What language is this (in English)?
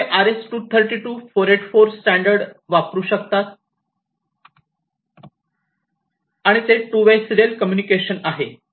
Marathi